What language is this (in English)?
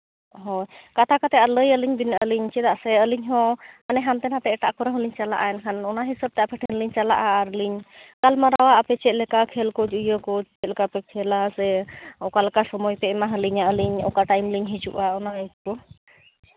Santali